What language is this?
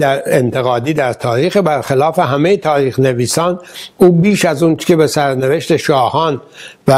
Persian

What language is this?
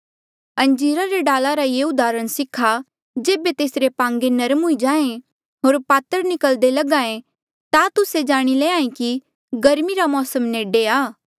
Mandeali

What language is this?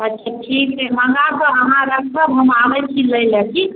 Maithili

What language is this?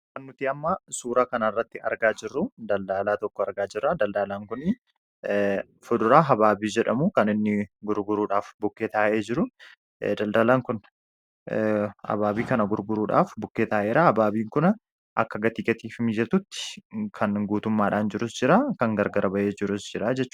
Oromo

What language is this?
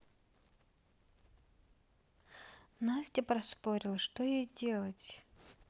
Russian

